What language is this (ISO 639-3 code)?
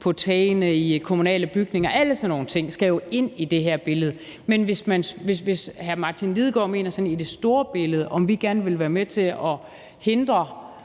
dan